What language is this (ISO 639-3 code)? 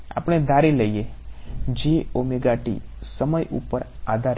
guj